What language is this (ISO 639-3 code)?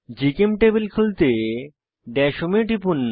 ben